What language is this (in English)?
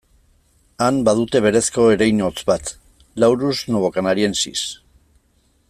Basque